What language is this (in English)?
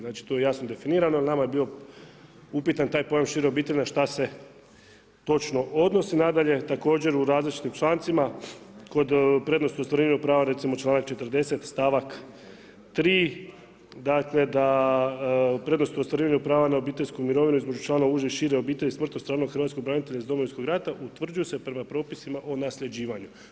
Croatian